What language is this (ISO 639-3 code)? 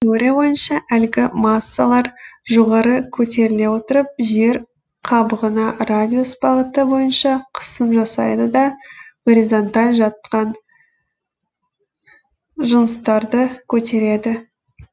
kaz